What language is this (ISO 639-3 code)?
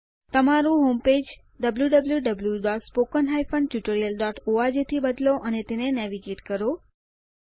guj